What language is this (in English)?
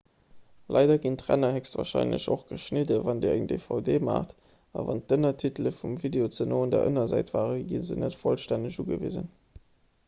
Luxembourgish